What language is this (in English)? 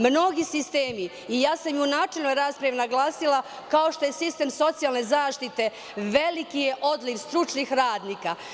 Serbian